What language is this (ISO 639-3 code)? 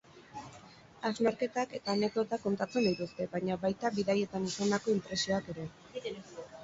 eus